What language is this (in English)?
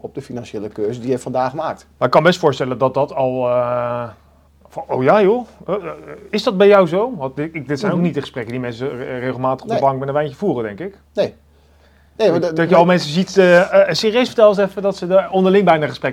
Dutch